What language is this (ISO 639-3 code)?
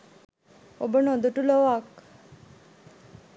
sin